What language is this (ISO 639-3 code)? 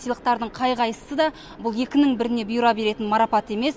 kaz